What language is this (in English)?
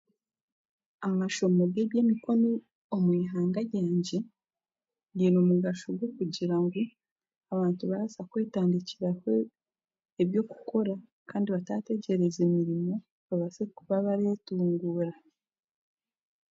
Chiga